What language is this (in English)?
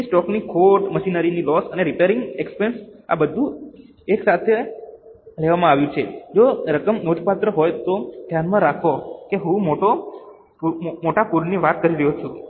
Gujarati